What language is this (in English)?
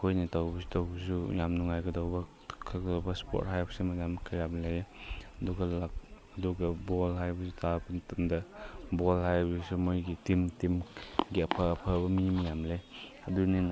Manipuri